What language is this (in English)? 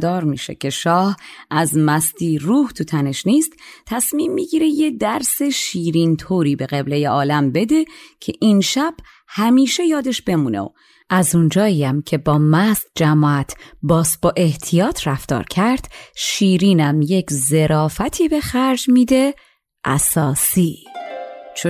Persian